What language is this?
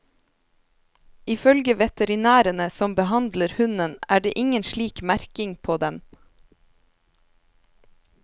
Norwegian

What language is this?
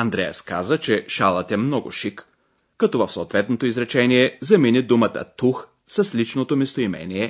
Bulgarian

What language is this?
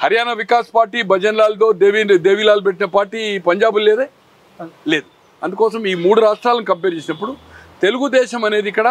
Telugu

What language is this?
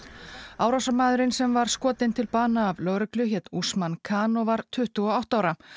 Icelandic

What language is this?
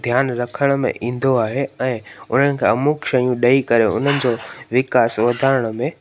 Sindhi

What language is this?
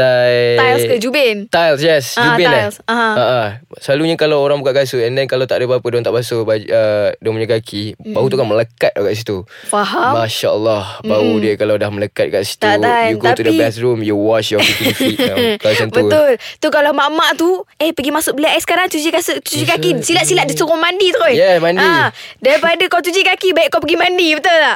Malay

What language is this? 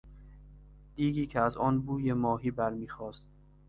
Persian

